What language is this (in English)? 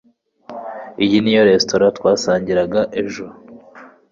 Kinyarwanda